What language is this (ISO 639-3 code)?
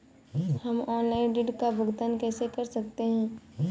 hin